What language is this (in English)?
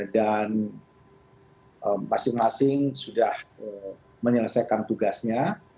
Indonesian